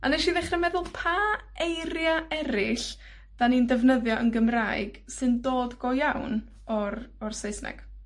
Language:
Welsh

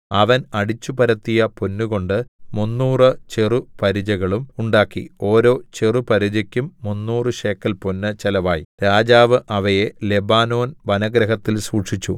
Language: Malayalam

